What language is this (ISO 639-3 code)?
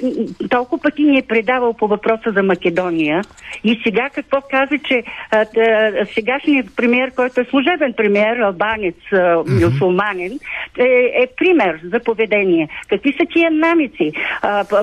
bul